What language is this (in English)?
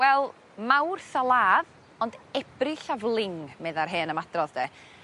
Welsh